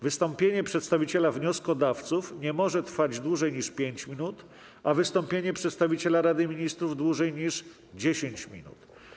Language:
Polish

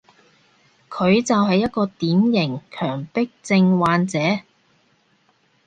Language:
Cantonese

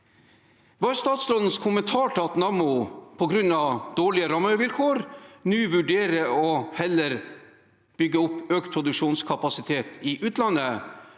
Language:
Norwegian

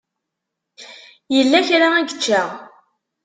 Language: Kabyle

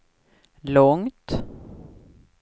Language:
Swedish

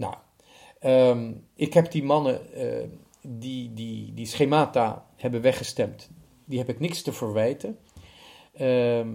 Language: Dutch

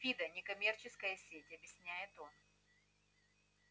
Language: Russian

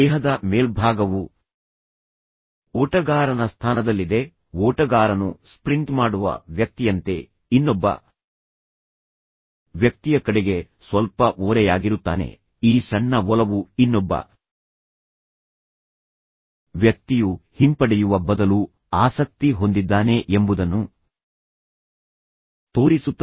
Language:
Kannada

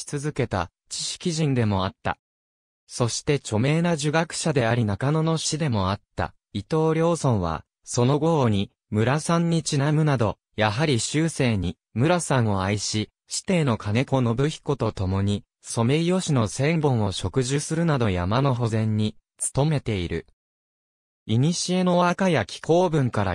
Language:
Japanese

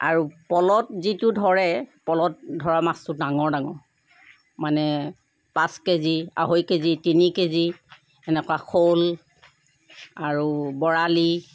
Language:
Assamese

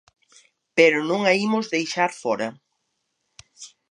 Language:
Galician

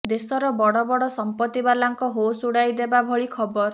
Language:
Odia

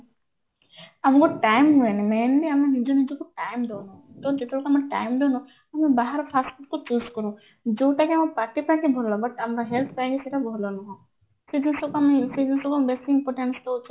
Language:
Odia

